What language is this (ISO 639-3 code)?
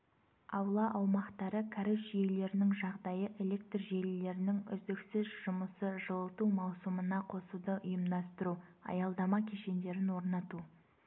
kaz